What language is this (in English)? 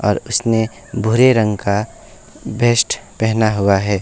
Hindi